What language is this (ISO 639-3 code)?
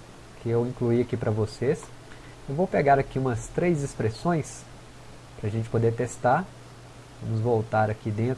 por